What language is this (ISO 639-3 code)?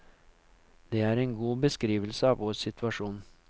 nor